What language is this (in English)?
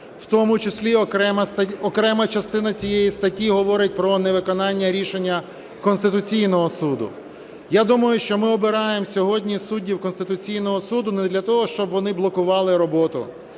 Ukrainian